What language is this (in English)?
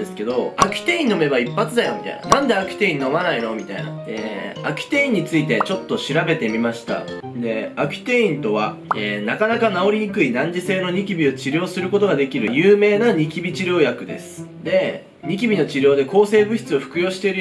Japanese